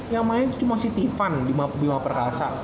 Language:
Indonesian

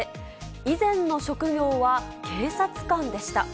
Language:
Japanese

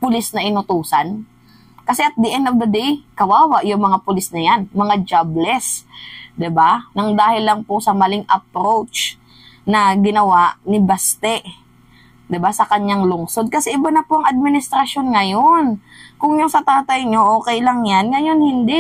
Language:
Filipino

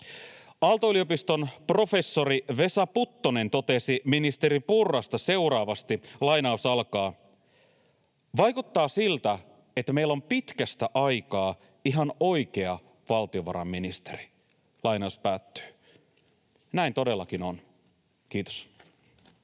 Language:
Finnish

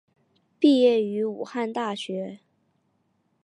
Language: Chinese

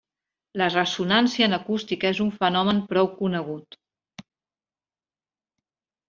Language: Catalan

